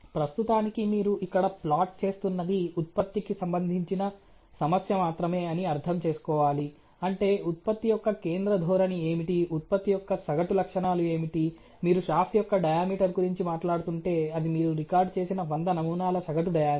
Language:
Telugu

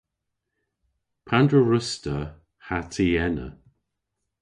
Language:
Cornish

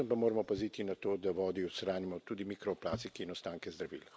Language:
Slovenian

